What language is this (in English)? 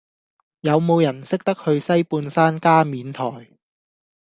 Cantonese